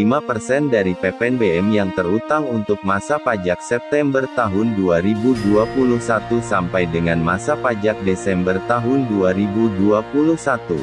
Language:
Indonesian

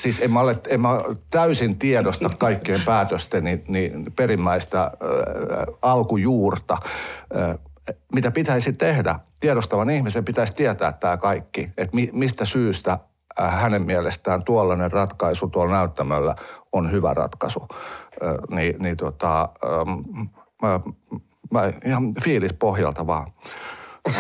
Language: Finnish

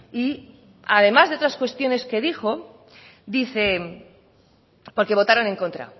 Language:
Spanish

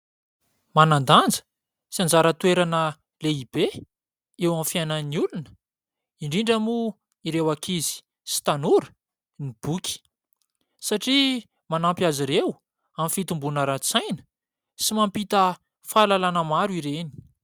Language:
Malagasy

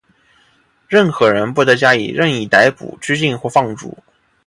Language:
Chinese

